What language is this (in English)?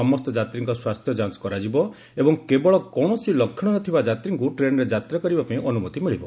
Odia